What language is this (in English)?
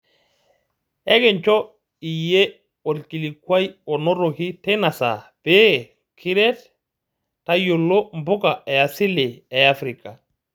Masai